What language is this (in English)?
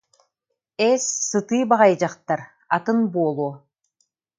Yakut